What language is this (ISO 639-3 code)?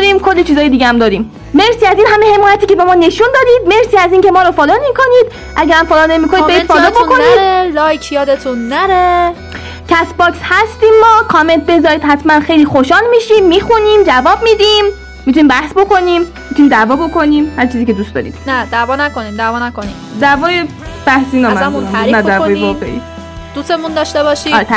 fas